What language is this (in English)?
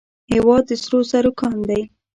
Pashto